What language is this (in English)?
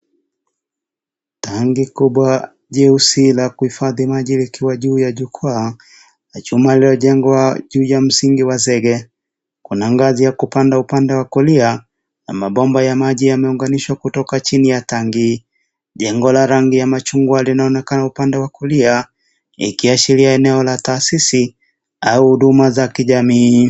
Swahili